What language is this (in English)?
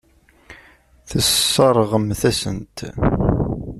Kabyle